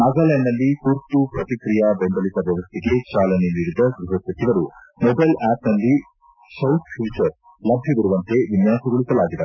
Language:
Kannada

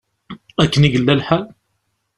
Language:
Kabyle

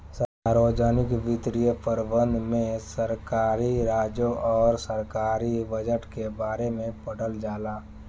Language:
Bhojpuri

